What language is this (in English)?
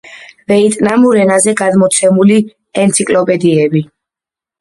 Georgian